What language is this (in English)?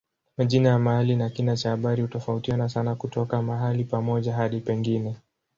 Swahili